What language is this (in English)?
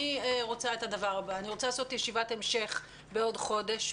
Hebrew